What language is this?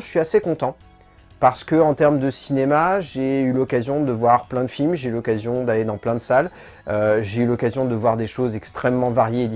French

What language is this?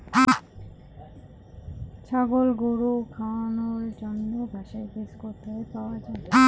Bangla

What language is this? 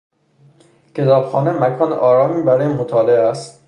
Persian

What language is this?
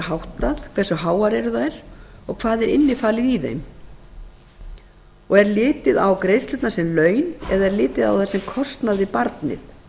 Icelandic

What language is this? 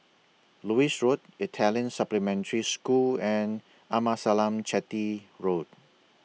English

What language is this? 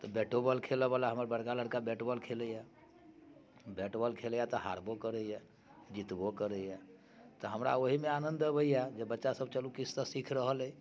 Maithili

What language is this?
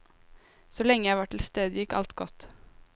Norwegian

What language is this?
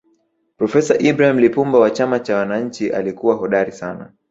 Swahili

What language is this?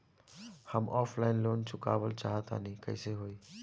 Bhojpuri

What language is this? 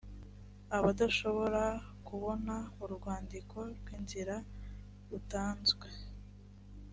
Kinyarwanda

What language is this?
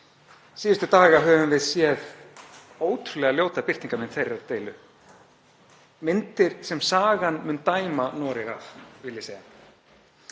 Icelandic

